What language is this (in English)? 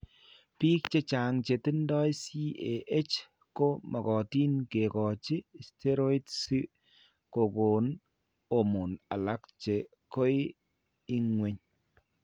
Kalenjin